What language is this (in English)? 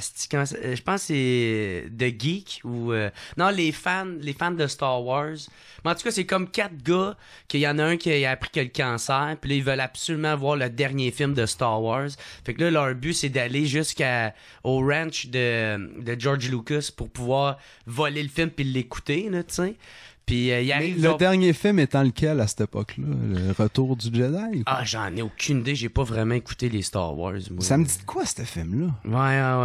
French